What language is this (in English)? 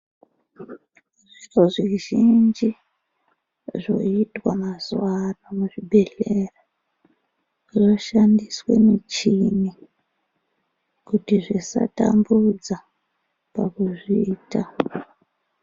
Ndau